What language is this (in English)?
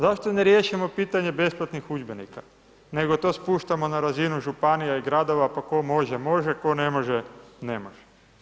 Croatian